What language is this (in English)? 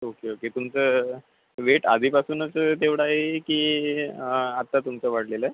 Marathi